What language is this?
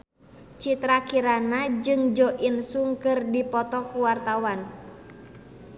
Sundanese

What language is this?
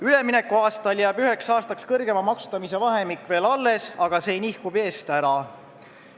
Estonian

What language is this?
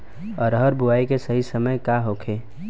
Bhojpuri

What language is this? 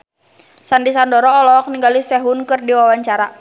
Sundanese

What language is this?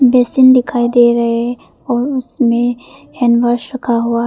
Hindi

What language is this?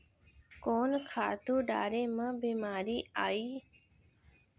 Chhattisgarhi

